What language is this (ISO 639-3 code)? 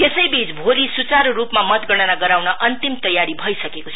nep